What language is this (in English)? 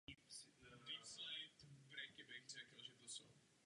Czech